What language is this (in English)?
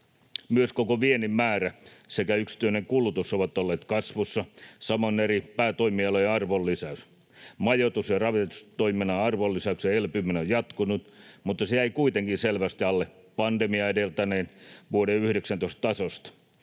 Finnish